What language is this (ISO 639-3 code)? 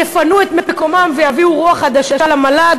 heb